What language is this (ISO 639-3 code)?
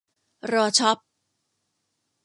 tha